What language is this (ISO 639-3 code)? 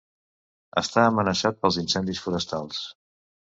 cat